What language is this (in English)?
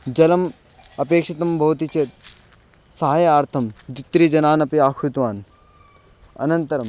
Sanskrit